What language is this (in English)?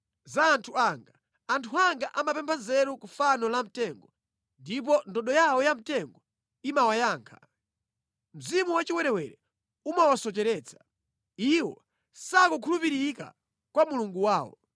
Nyanja